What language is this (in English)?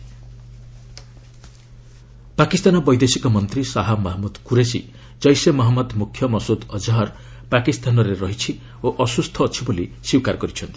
Odia